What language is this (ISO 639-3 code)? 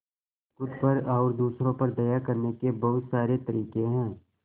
hin